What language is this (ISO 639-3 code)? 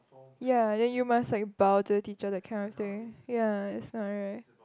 eng